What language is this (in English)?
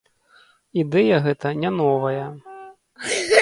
Belarusian